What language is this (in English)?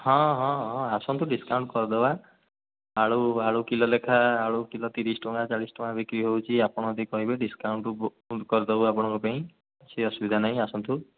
Odia